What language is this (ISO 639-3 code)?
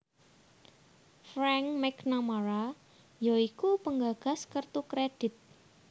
jav